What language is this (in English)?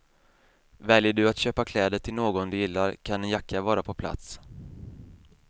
Swedish